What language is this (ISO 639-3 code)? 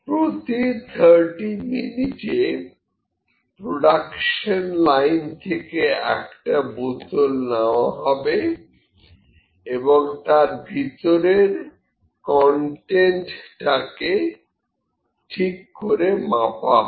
ben